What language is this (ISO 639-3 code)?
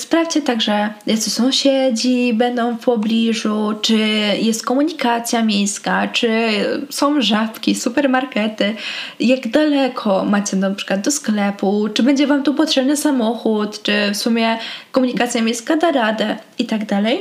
pol